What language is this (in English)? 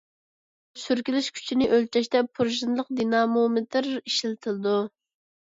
Uyghur